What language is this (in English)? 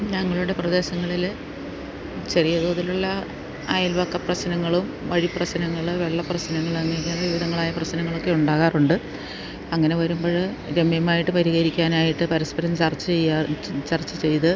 Malayalam